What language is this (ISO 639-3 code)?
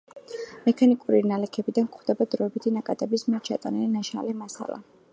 kat